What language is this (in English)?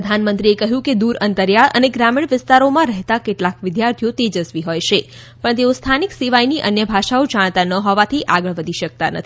Gujarati